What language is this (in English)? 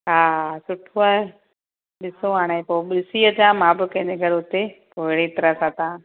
Sindhi